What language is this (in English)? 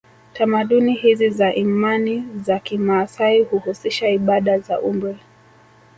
Swahili